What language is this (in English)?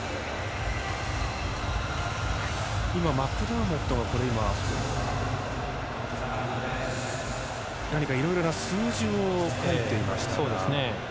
Japanese